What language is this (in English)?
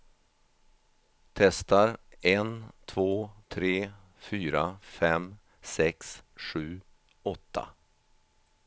Swedish